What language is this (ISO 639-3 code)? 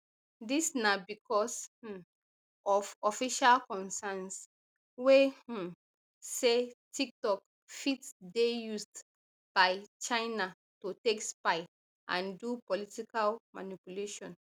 pcm